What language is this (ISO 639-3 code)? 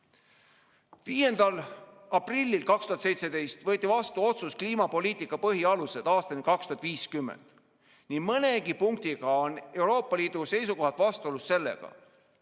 est